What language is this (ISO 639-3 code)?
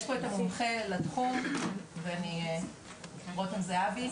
heb